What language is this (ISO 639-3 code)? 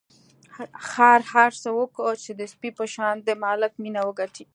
pus